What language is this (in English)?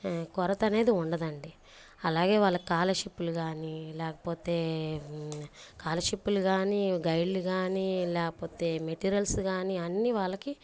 Telugu